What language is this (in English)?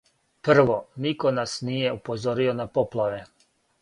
Serbian